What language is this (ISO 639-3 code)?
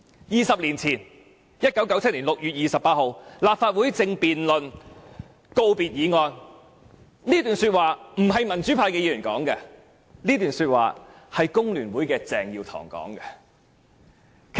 yue